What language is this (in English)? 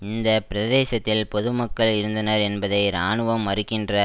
Tamil